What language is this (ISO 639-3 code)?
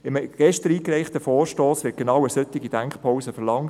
gsw